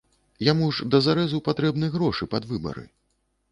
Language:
Belarusian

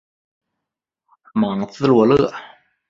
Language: Chinese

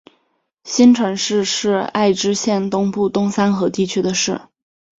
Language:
Chinese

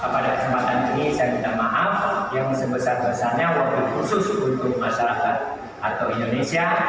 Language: Indonesian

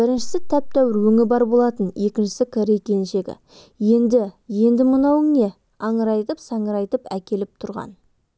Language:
Kazakh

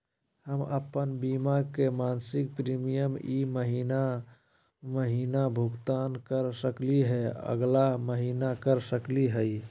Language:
Magahi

